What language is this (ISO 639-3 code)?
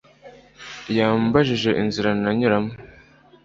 kin